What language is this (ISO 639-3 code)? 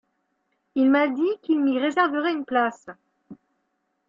fra